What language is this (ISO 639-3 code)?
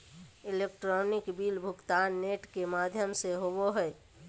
mag